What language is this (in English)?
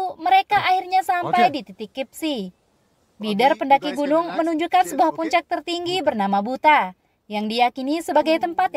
Indonesian